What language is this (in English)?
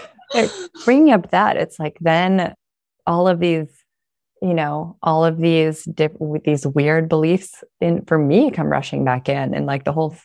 English